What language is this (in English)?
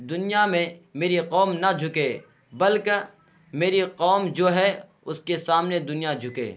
Urdu